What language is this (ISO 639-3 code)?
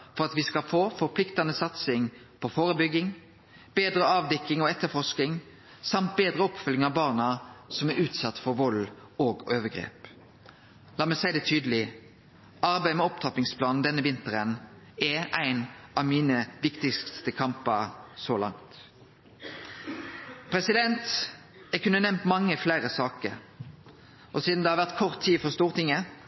nno